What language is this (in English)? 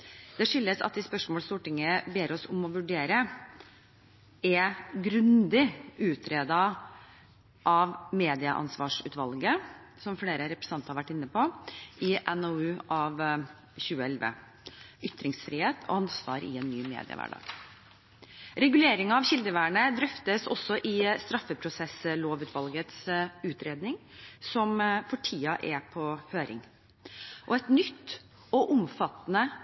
Norwegian Bokmål